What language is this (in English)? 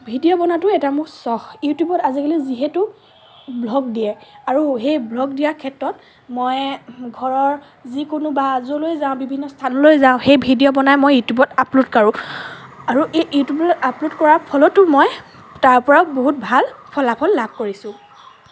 Assamese